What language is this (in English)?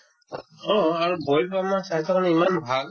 Assamese